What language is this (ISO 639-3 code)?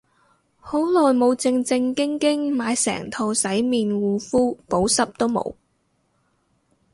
yue